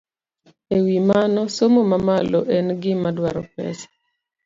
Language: Luo (Kenya and Tanzania)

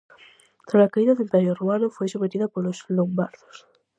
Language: Galician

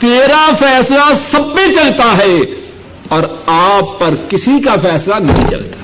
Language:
Urdu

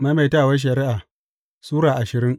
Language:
Hausa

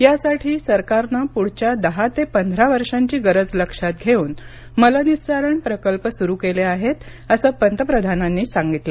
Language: Marathi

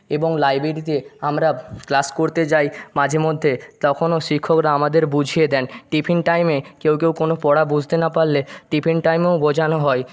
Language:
Bangla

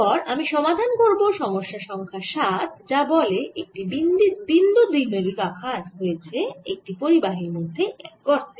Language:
Bangla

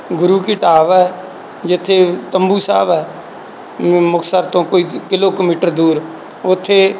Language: Punjabi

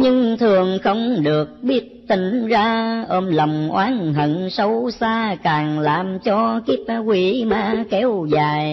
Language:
Vietnamese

